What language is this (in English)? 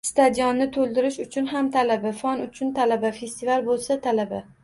Uzbek